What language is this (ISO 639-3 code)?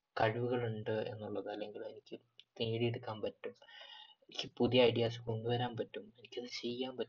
mal